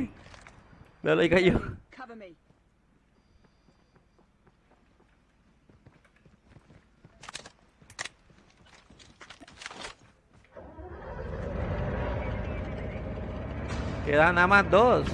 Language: Spanish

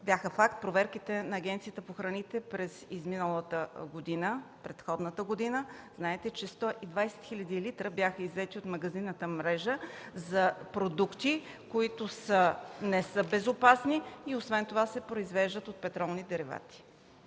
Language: Bulgarian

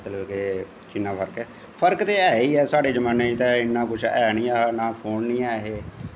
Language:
Dogri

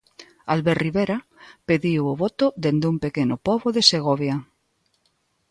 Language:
Galician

